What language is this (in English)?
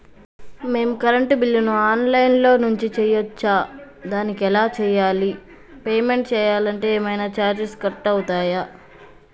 Telugu